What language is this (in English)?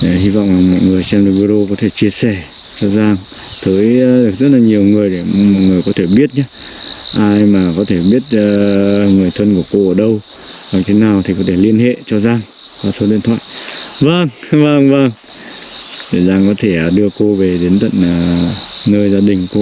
Vietnamese